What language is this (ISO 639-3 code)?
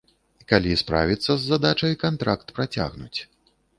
bel